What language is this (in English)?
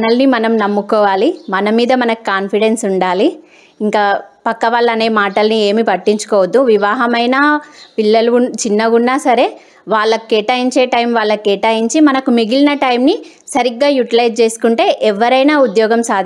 Telugu